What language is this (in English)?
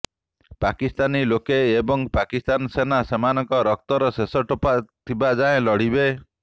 Odia